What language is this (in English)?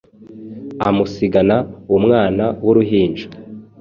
Kinyarwanda